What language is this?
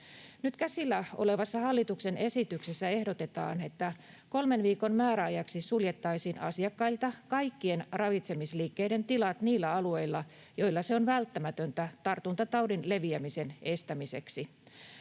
Finnish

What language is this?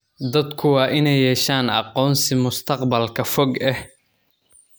Somali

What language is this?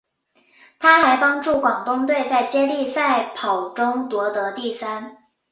Chinese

